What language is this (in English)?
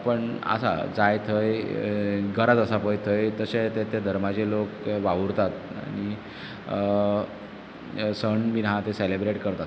Konkani